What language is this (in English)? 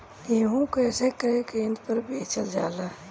Bhojpuri